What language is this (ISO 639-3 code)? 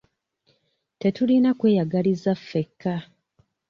lug